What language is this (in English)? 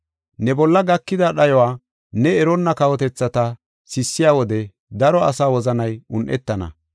Gofa